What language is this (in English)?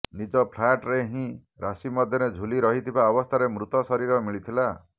Odia